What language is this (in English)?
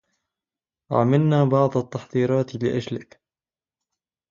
Arabic